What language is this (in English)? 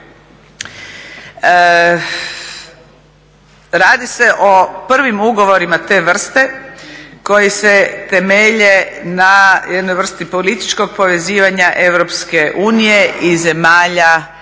Croatian